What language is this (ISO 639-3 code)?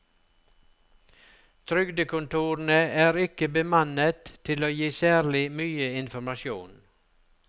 nor